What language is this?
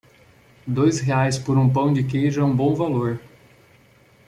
Portuguese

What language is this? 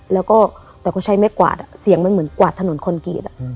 Thai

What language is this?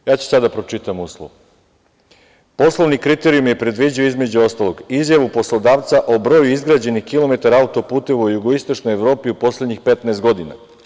Serbian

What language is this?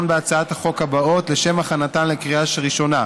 Hebrew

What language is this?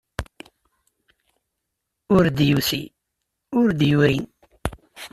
Kabyle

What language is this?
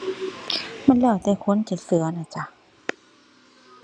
Thai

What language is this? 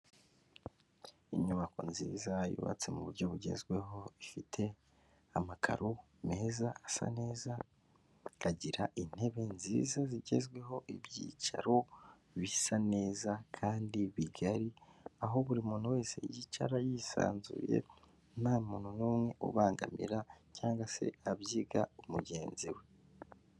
Kinyarwanda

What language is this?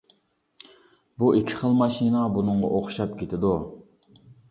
Uyghur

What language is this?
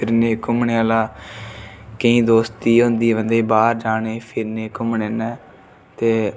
Dogri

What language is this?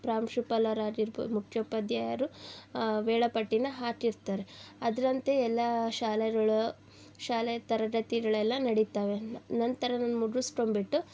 Kannada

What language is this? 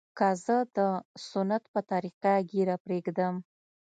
Pashto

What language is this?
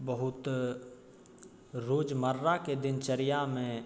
Maithili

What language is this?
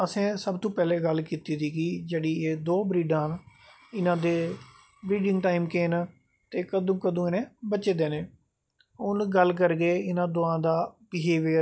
Dogri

